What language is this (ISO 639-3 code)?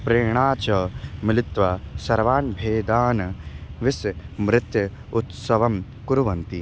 san